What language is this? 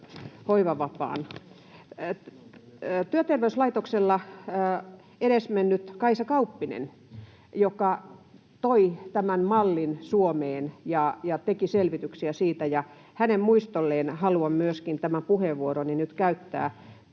Finnish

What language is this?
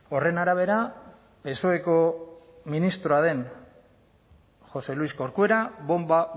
Basque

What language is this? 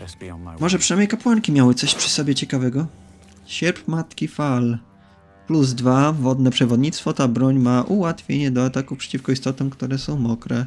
Polish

